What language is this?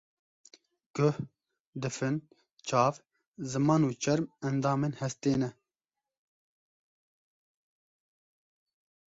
Kurdish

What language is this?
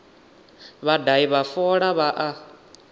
Venda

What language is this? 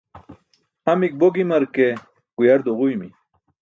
Burushaski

